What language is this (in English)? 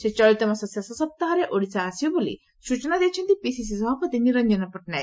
Odia